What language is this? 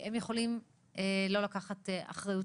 Hebrew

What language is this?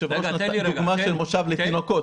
Hebrew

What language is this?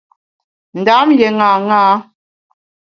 Bamun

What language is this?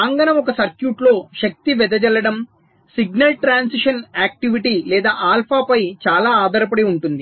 Telugu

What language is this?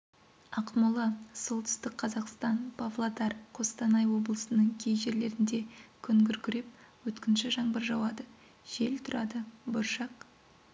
Kazakh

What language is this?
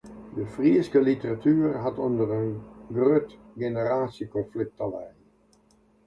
Western Frisian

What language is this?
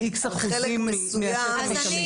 Hebrew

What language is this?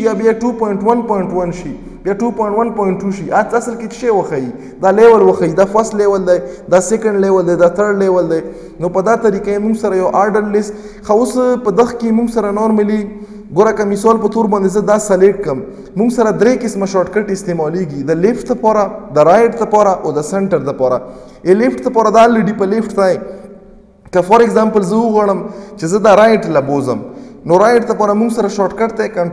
Romanian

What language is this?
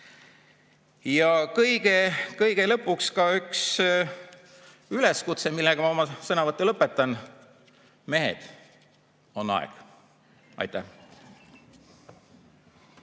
Estonian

